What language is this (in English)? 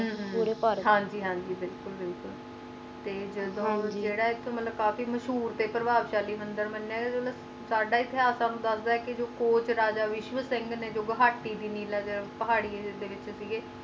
Punjabi